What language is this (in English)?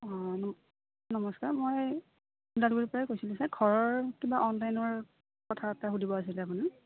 Assamese